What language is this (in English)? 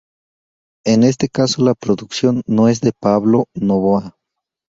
Spanish